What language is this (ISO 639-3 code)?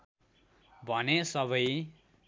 nep